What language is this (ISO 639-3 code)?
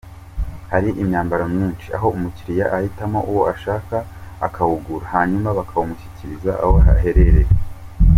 kin